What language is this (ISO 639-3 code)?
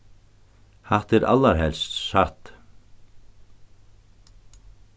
fao